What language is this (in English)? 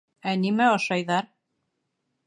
Bashkir